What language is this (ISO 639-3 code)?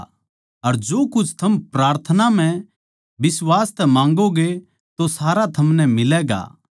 bgc